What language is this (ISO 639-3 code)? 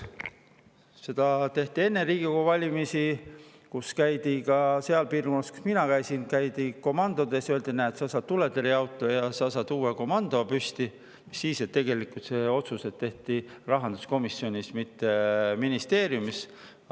est